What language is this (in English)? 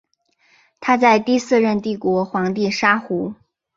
Chinese